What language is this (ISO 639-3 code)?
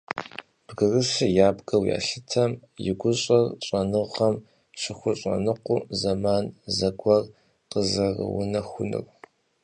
kbd